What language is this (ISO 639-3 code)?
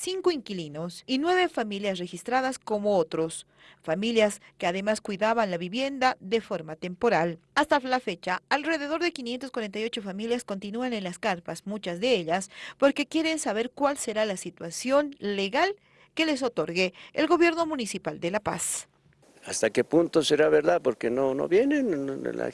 spa